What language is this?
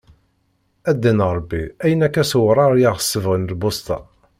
Kabyle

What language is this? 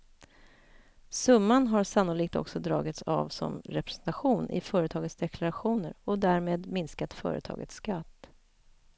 Swedish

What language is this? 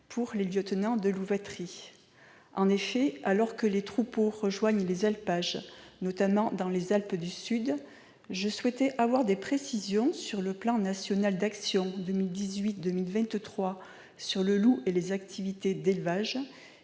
French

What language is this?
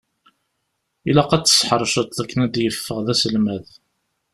Kabyle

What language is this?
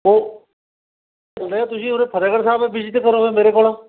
Punjabi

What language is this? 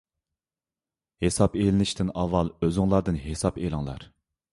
Uyghur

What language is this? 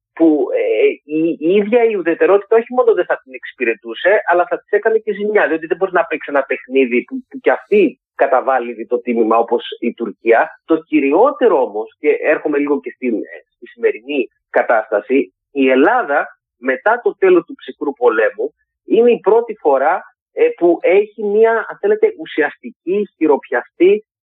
Greek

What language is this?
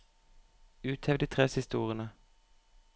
Norwegian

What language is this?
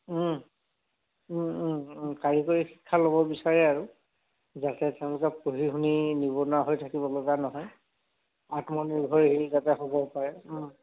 Assamese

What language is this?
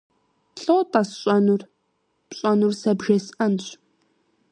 Kabardian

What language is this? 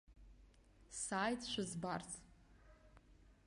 Abkhazian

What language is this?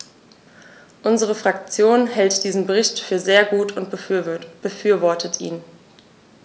German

